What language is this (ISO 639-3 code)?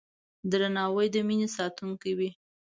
pus